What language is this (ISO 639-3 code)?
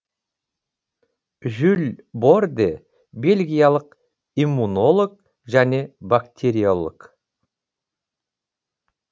kaz